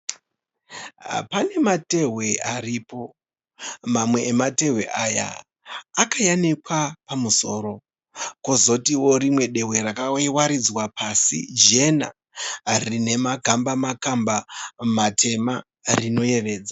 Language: Shona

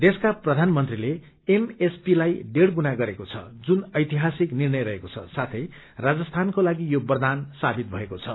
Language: Nepali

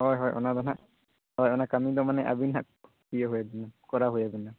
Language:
Santali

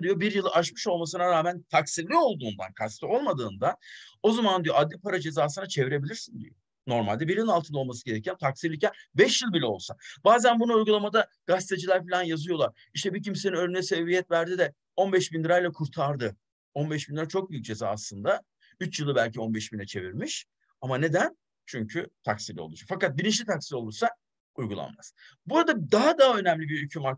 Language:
Turkish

